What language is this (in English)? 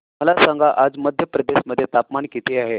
Marathi